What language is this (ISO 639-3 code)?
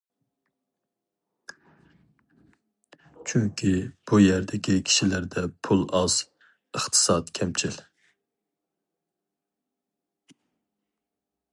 uig